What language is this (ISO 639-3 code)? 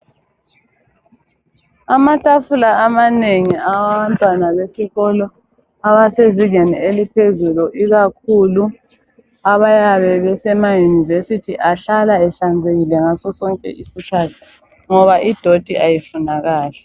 nde